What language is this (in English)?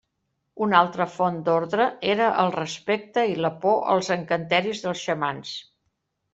Catalan